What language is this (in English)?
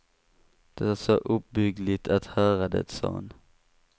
Swedish